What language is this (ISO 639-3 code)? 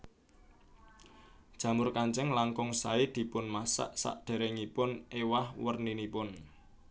jav